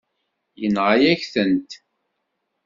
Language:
Kabyle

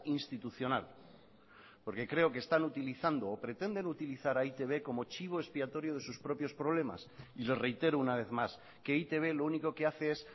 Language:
Spanish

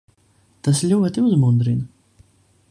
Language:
Latvian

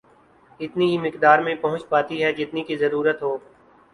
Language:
Urdu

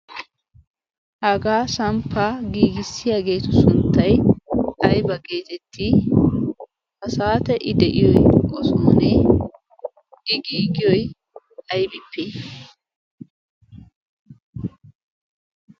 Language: Wolaytta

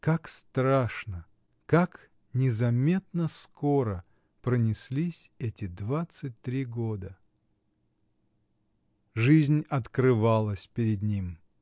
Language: Russian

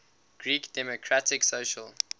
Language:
English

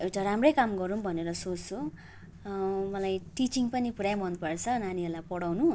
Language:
Nepali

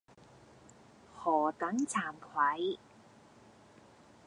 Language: Cantonese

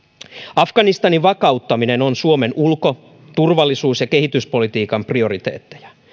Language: Finnish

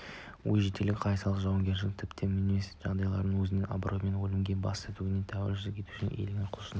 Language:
Kazakh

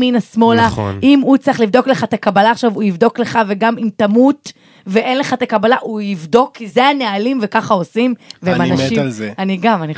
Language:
Hebrew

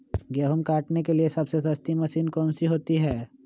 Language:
Magahi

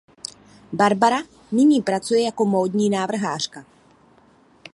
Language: Czech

